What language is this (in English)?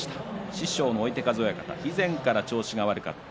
Japanese